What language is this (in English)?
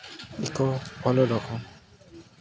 Odia